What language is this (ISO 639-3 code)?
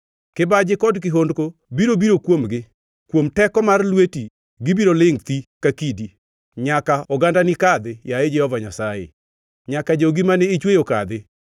luo